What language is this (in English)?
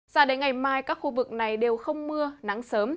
Vietnamese